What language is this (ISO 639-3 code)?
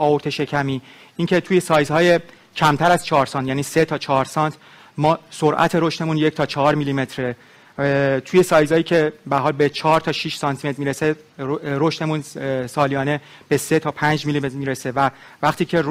fas